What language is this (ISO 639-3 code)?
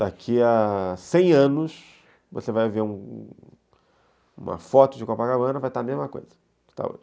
por